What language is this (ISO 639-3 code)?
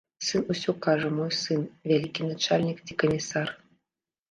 bel